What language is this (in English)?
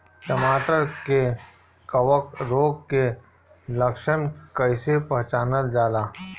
Bhojpuri